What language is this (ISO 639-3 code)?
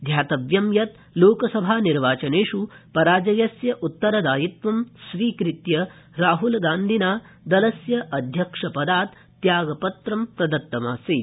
san